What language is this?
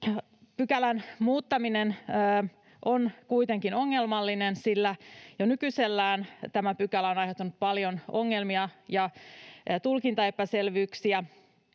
Finnish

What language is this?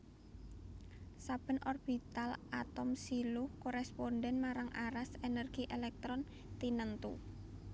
Javanese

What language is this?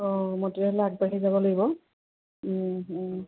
Assamese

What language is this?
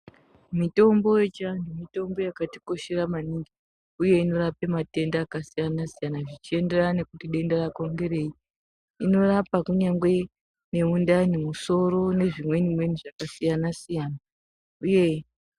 Ndau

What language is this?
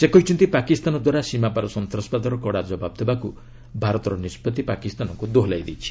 Odia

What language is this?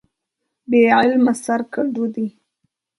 Pashto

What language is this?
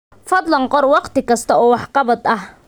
Somali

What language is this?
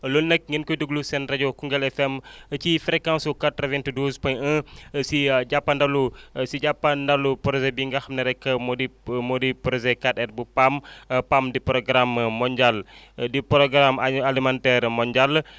Wolof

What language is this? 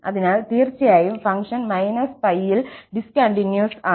Malayalam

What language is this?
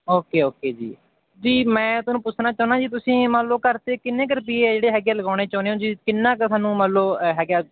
Punjabi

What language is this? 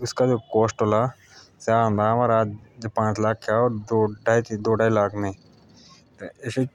Jaunsari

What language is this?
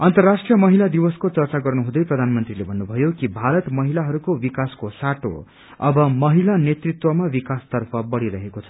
Nepali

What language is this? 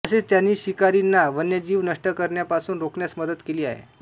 Marathi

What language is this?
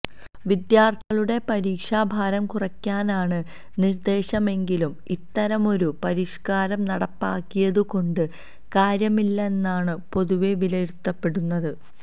Malayalam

